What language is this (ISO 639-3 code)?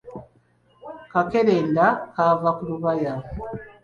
lug